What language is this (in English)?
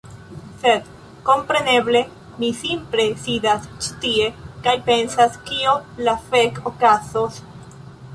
Esperanto